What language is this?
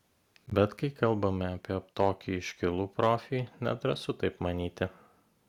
Lithuanian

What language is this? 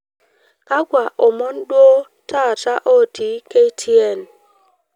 Masai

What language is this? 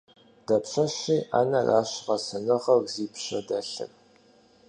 Kabardian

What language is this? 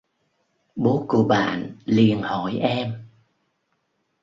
Vietnamese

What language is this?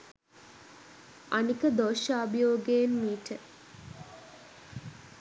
Sinhala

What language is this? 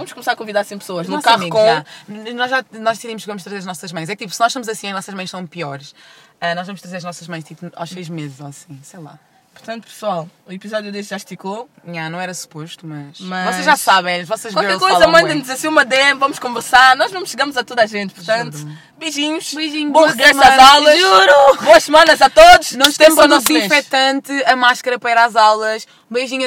Portuguese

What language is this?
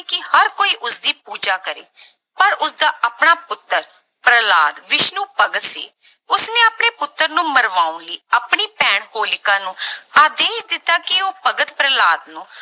Punjabi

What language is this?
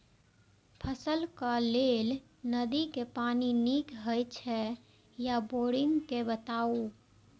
Maithili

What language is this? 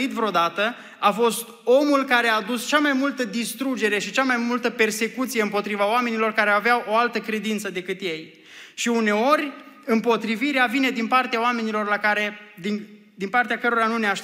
Romanian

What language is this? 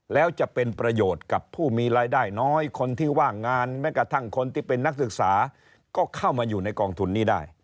Thai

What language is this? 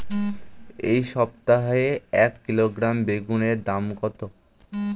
Bangla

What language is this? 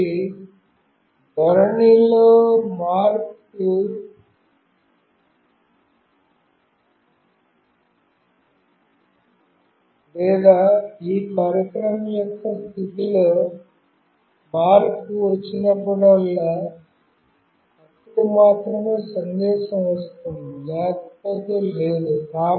Telugu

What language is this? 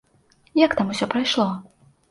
Belarusian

